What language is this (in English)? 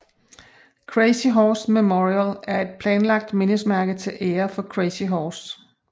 Danish